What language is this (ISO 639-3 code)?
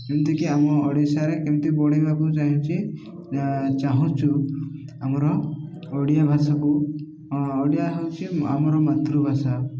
ori